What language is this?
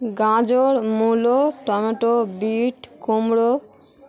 Bangla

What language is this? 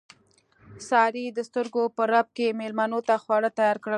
Pashto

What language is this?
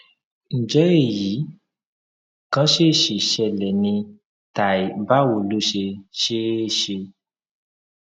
Yoruba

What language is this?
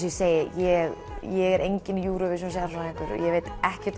Icelandic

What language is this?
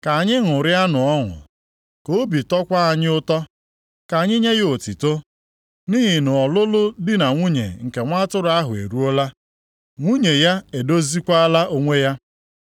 Igbo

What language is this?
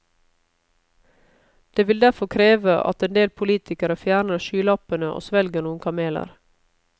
Norwegian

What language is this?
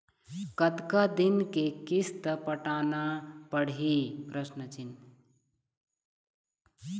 Chhattisgarhi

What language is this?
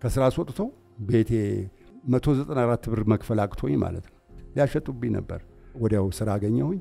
Arabic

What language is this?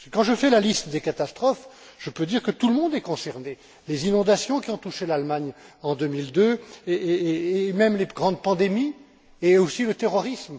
French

